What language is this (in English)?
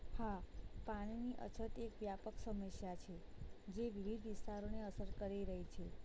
Gujarati